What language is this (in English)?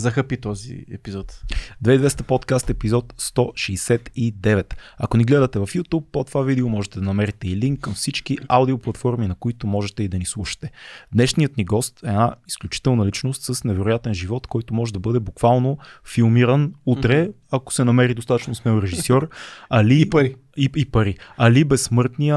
Bulgarian